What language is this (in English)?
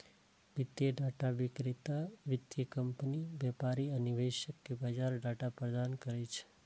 Maithili